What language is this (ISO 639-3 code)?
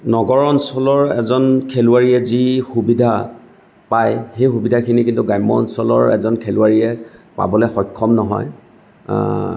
asm